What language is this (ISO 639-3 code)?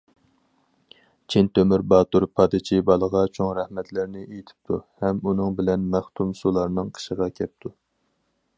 uig